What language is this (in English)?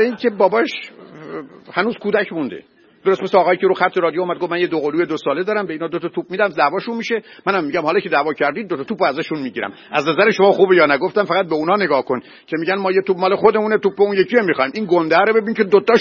Persian